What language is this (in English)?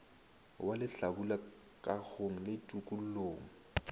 Northern Sotho